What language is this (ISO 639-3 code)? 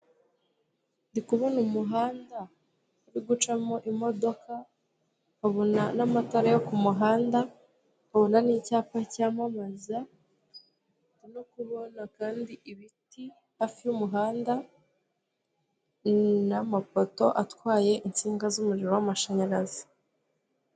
kin